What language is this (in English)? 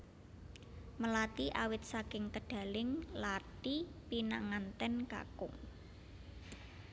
Javanese